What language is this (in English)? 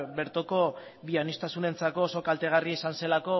Basque